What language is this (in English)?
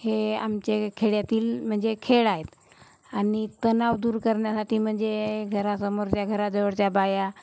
Marathi